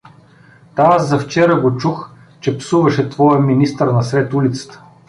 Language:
Bulgarian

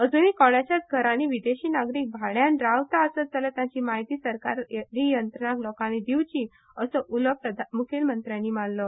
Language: Konkani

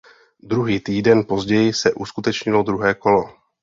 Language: Czech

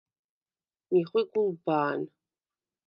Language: Svan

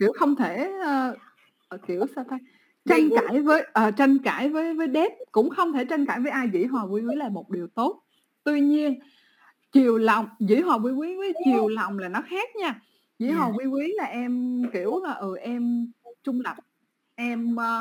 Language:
Vietnamese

